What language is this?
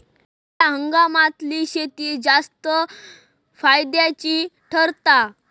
Marathi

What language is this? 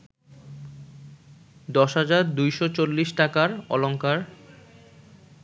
Bangla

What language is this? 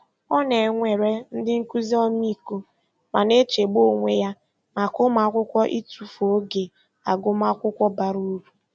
Igbo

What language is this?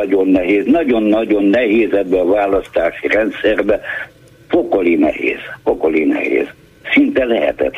Hungarian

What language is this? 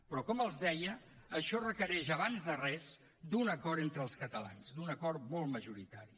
Catalan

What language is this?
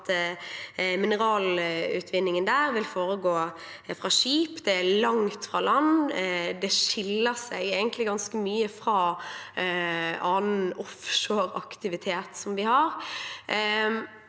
Norwegian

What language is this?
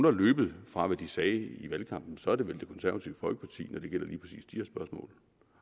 Danish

